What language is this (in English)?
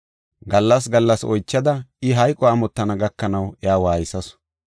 Gofa